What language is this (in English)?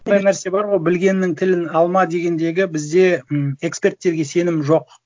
Kazakh